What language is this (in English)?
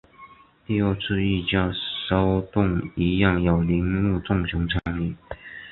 Chinese